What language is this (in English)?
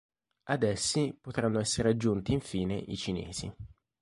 Italian